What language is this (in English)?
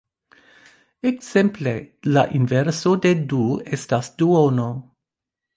Esperanto